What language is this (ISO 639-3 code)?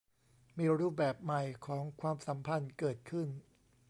tha